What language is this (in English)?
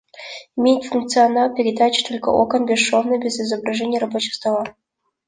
Russian